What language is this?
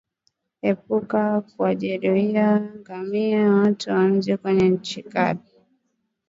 Swahili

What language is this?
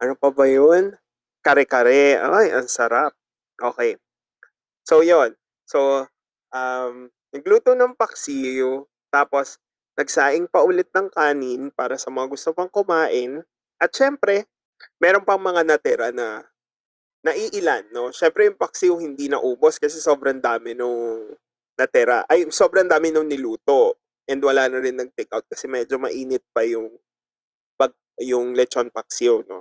Filipino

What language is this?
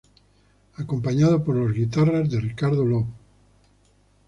Spanish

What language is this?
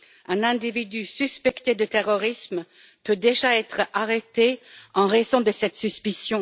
French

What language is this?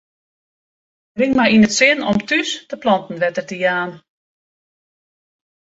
Western Frisian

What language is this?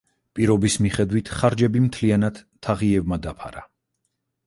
Georgian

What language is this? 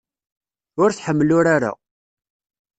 Kabyle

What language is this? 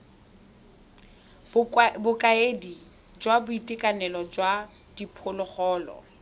Tswana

